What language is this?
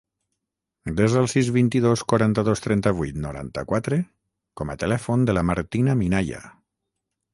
Catalan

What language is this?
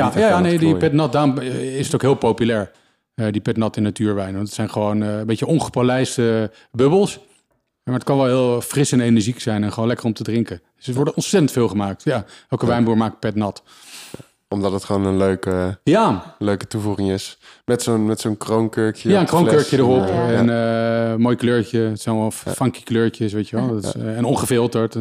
Dutch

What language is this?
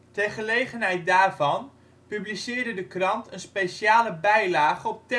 Dutch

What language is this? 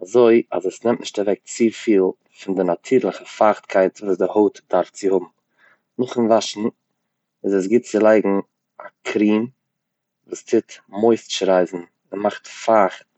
Yiddish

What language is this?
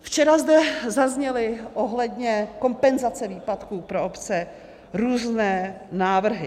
Czech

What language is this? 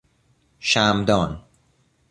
Persian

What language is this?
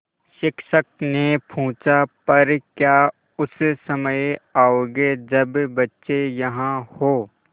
Hindi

